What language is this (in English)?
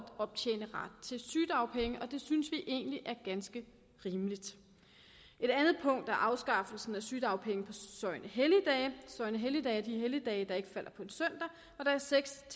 Danish